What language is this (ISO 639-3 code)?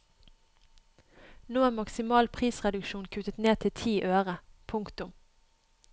nor